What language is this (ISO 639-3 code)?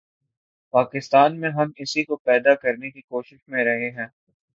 urd